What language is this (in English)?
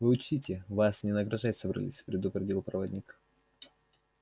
Russian